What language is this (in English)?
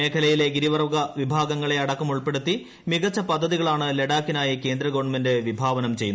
Malayalam